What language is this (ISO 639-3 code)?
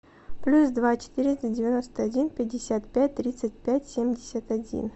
rus